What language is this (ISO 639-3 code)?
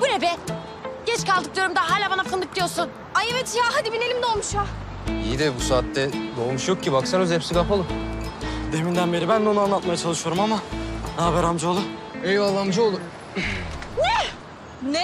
tur